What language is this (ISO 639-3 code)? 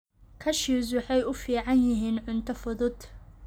som